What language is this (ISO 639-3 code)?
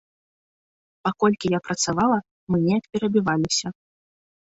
bel